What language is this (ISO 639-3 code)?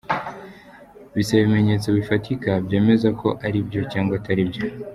kin